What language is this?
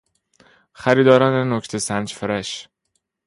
Persian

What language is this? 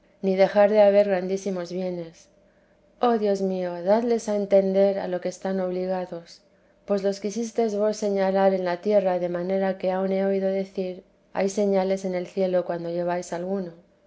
Spanish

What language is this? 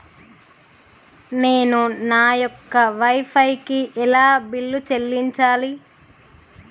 Telugu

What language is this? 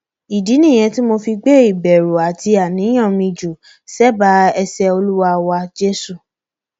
Yoruba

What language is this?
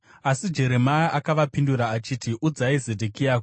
Shona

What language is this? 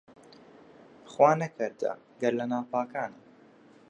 Central Kurdish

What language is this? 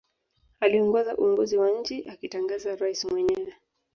Swahili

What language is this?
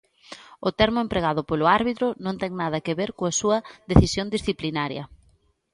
Galician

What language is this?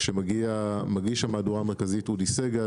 Hebrew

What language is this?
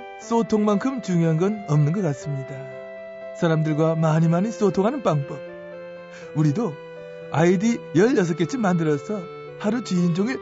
Korean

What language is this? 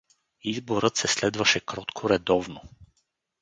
Bulgarian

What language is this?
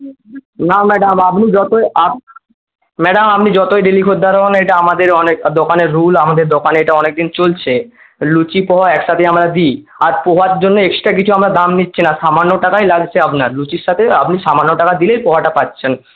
Bangla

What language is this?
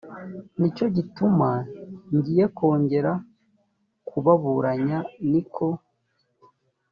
Kinyarwanda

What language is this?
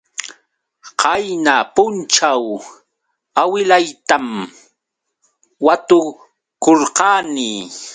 Yauyos Quechua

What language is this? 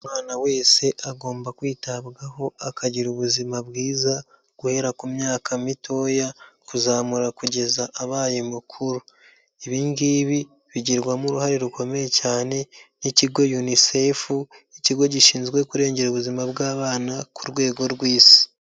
Kinyarwanda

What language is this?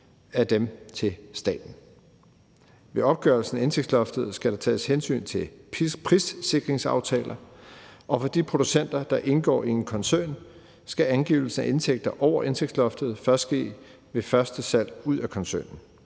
Danish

